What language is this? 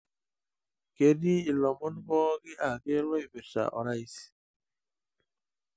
Masai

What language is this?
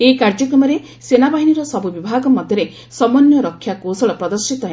Odia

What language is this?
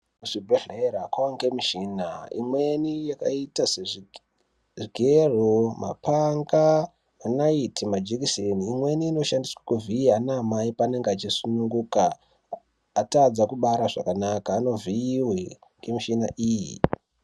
Ndau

